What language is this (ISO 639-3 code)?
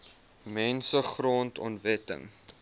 afr